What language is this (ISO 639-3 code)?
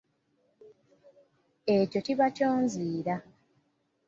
lug